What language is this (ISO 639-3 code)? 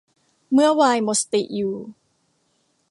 tha